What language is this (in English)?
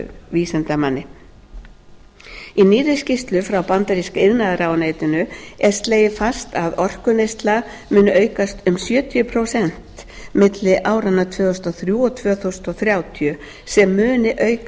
Icelandic